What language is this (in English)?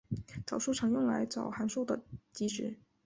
Chinese